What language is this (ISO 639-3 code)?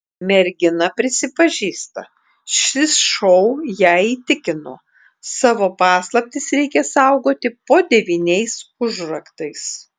lit